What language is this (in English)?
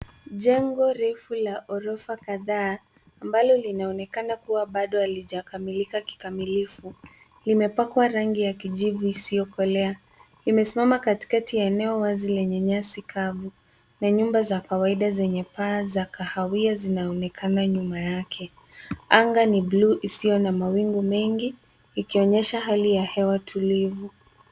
Swahili